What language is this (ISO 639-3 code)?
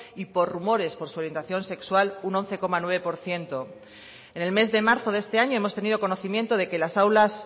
spa